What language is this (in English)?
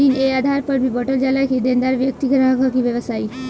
Bhojpuri